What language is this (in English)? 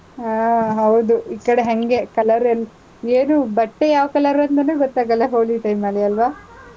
Kannada